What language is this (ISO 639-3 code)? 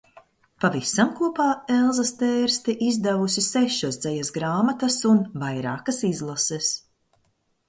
lav